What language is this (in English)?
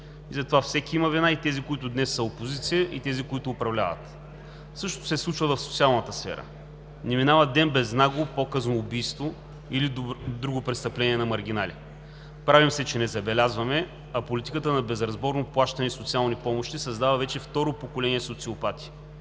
Bulgarian